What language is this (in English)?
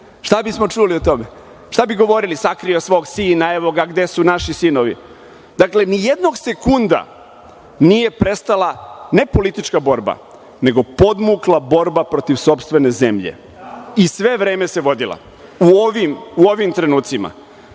Serbian